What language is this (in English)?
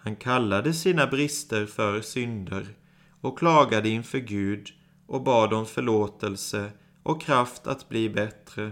Swedish